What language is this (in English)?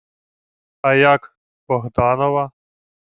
Ukrainian